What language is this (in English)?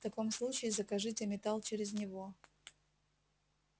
Russian